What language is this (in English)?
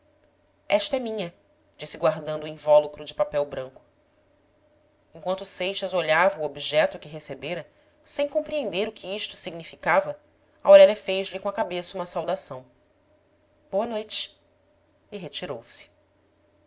Portuguese